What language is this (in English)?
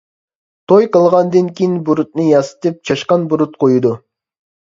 Uyghur